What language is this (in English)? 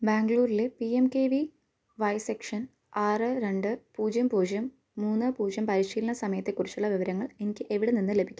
Malayalam